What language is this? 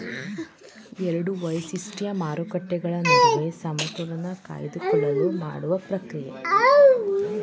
Kannada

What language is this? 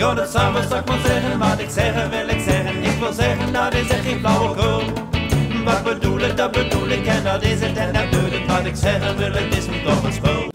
Dutch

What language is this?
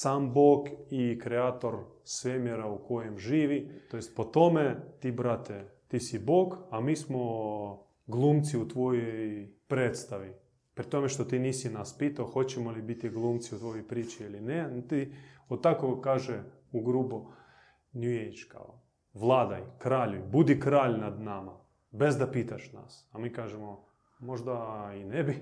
Croatian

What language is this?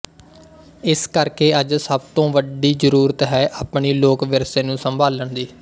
Punjabi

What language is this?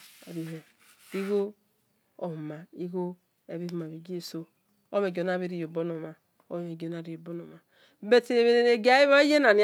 Esan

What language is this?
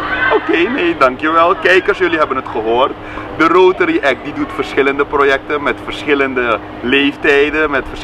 Dutch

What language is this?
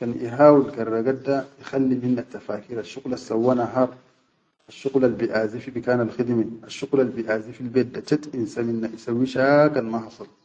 Chadian Arabic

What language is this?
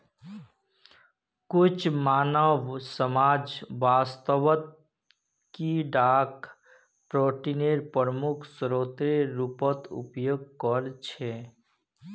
Magahi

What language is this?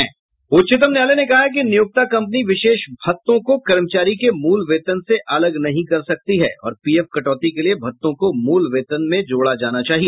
Hindi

